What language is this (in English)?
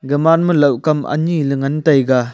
Wancho Naga